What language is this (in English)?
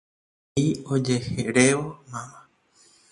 Guarani